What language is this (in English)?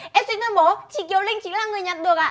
Vietnamese